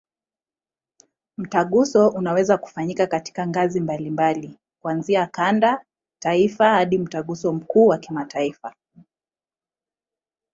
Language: Swahili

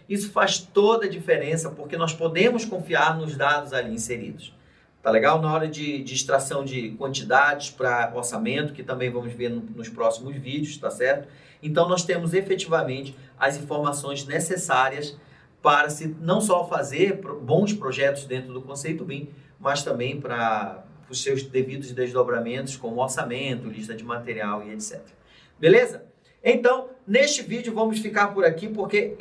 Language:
Portuguese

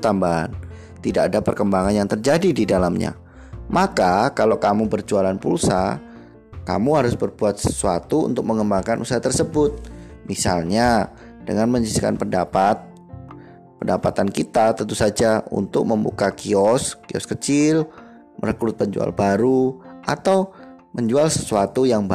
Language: Indonesian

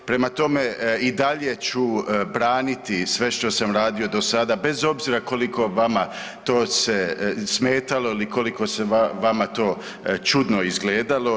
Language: Croatian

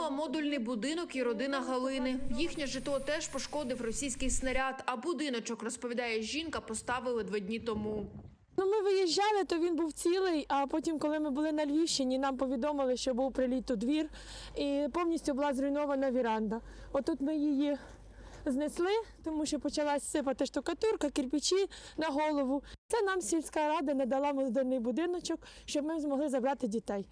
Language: Ukrainian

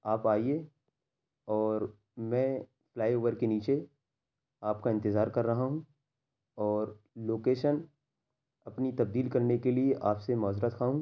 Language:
Urdu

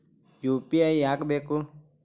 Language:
Kannada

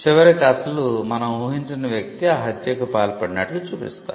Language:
Telugu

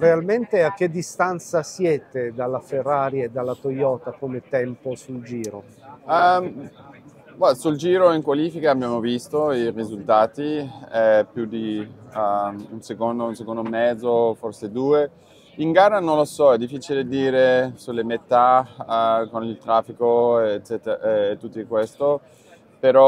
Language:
Italian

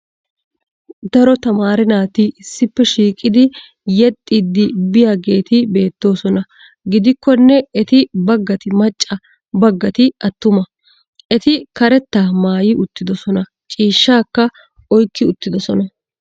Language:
Wolaytta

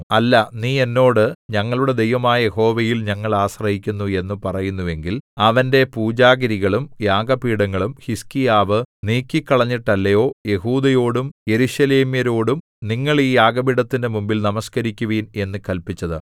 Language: Malayalam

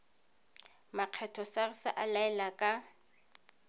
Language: Tswana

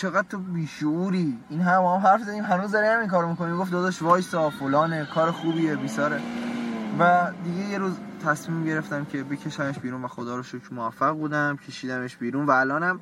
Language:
Persian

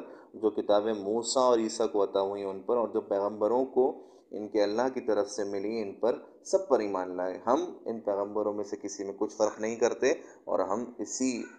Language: Urdu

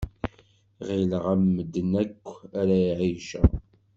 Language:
Kabyle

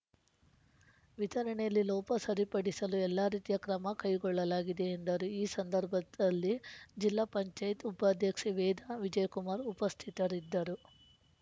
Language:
Kannada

